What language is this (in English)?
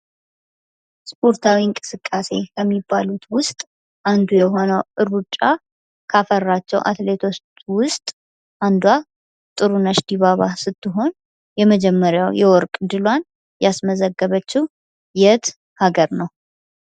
Amharic